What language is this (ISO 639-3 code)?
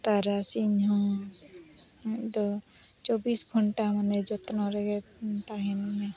sat